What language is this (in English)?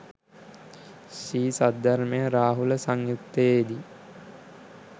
Sinhala